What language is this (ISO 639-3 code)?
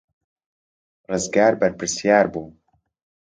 ckb